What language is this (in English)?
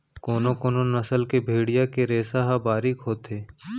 Chhattisgarhi